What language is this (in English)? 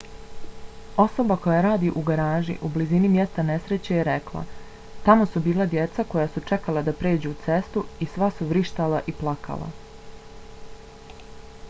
Bosnian